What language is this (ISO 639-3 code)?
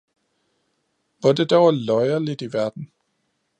dan